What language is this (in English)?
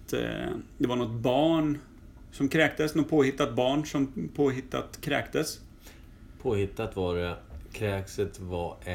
Swedish